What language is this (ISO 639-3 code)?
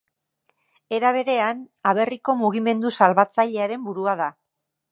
eus